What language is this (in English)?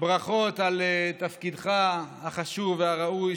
Hebrew